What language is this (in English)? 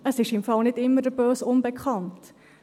Swiss German